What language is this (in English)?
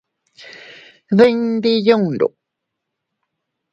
Teutila Cuicatec